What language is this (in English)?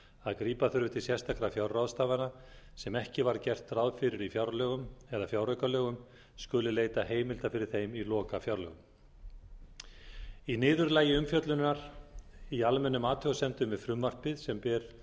Icelandic